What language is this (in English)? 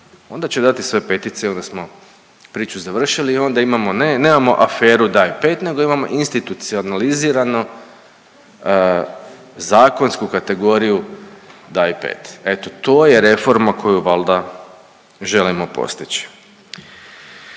Croatian